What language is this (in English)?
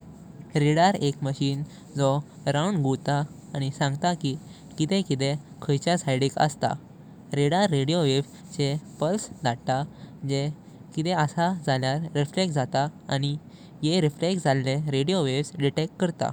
Konkani